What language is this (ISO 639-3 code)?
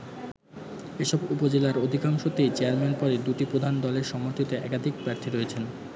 ben